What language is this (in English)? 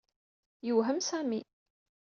Kabyle